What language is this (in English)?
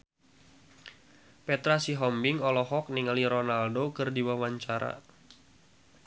Sundanese